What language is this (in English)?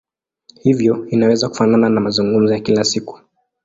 Swahili